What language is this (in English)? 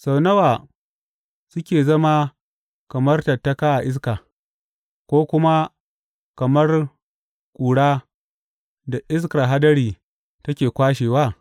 Hausa